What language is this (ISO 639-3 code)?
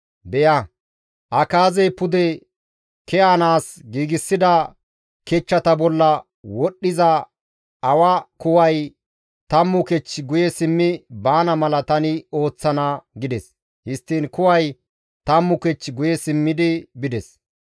gmv